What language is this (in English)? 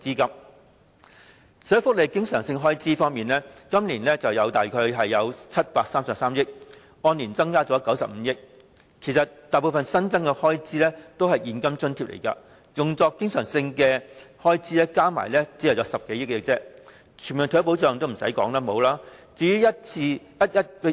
Cantonese